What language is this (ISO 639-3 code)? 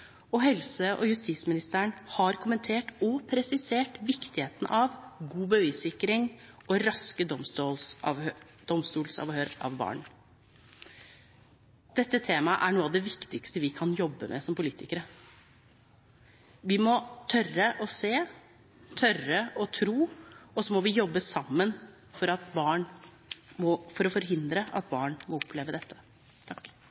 nor